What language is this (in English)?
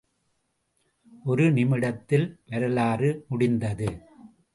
Tamil